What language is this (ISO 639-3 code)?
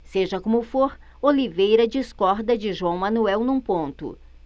por